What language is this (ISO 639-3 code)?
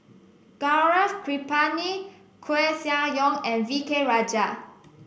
eng